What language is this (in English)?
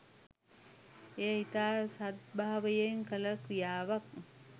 Sinhala